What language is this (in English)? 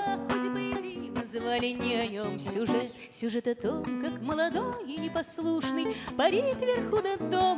Russian